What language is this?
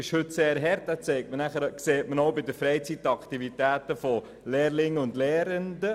Swiss German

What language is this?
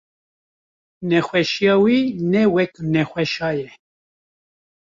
Kurdish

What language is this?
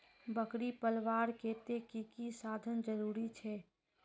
Magahi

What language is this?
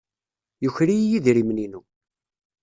Kabyle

